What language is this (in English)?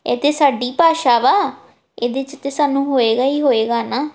Punjabi